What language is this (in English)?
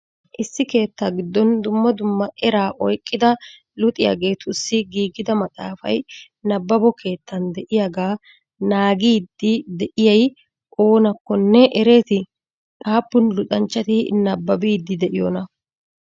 Wolaytta